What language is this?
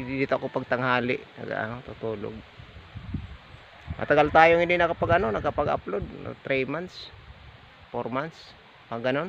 Filipino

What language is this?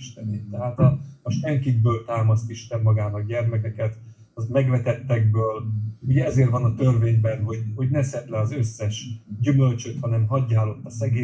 Hungarian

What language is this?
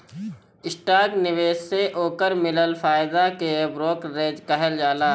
Bhojpuri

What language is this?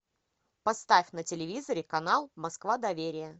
Russian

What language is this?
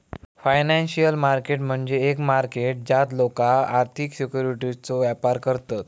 Marathi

